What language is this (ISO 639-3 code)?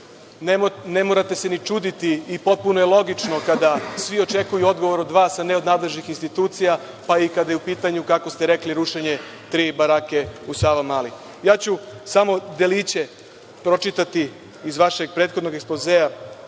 srp